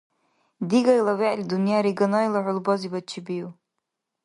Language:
Dargwa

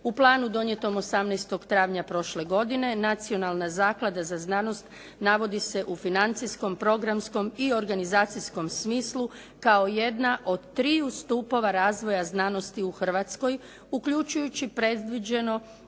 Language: Croatian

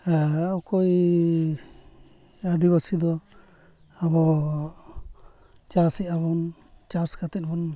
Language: Santali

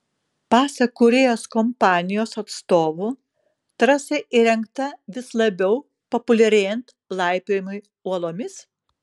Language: Lithuanian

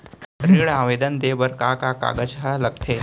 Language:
Chhattisgarhi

